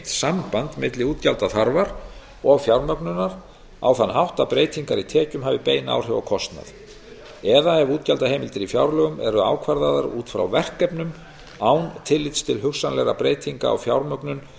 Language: Icelandic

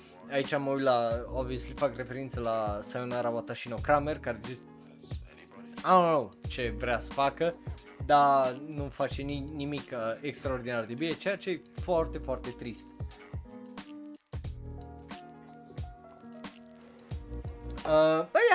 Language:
Romanian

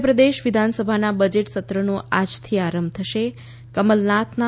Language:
Gujarati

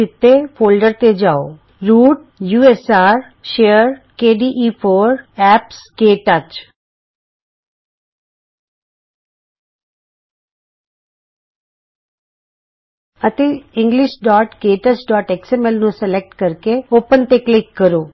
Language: Punjabi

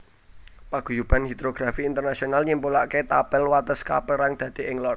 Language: Javanese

